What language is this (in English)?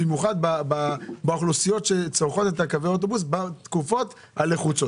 Hebrew